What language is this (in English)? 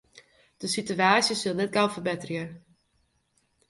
Western Frisian